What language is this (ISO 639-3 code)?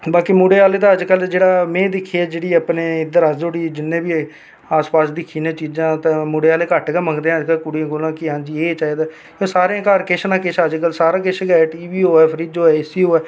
doi